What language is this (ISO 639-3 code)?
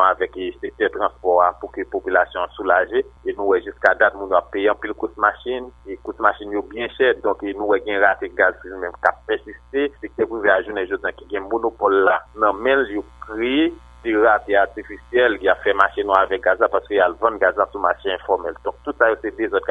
fra